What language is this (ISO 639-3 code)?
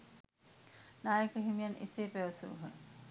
sin